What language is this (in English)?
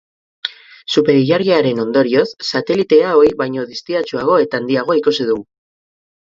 Basque